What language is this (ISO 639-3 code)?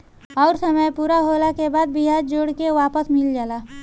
bho